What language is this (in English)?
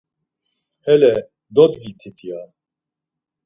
Laz